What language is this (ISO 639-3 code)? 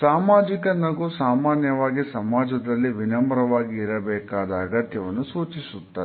kan